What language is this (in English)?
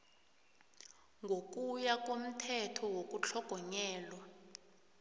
South Ndebele